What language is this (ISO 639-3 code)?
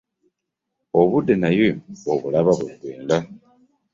lug